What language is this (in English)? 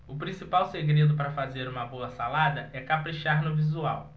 Portuguese